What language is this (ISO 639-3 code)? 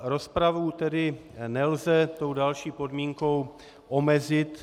ces